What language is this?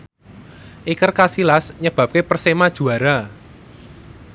Javanese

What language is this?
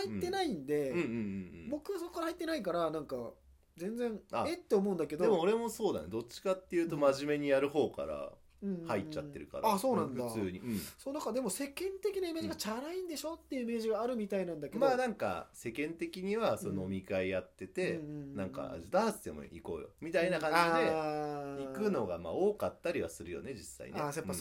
Japanese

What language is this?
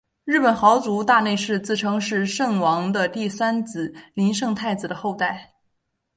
Chinese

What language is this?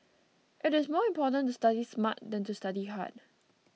English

